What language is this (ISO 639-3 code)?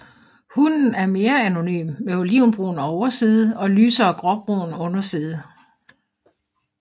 dan